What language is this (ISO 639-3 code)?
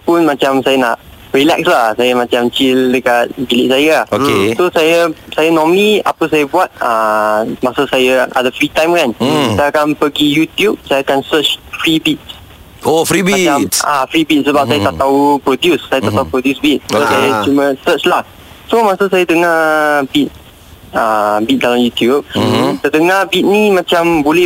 msa